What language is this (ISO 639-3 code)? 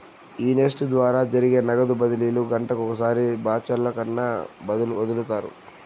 tel